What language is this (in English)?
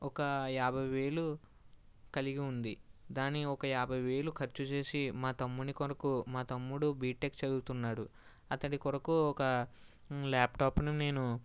Telugu